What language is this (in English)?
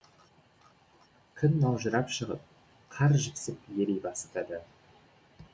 Kazakh